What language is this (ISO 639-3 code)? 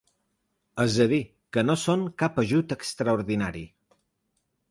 cat